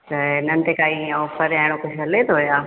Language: Sindhi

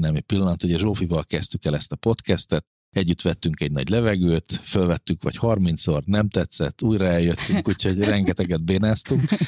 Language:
Hungarian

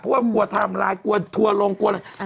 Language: Thai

